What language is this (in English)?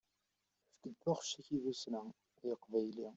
Kabyle